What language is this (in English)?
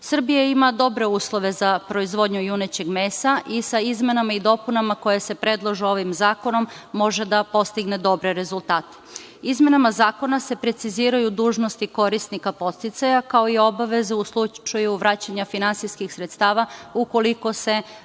Serbian